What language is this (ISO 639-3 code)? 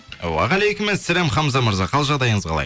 kaz